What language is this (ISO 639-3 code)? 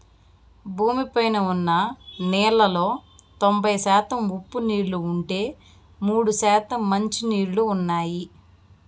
tel